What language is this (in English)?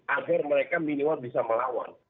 Indonesian